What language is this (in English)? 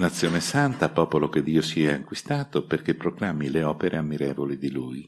Italian